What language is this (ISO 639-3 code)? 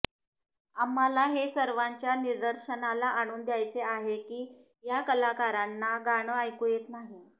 mar